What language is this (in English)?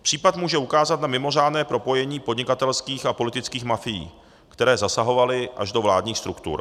Czech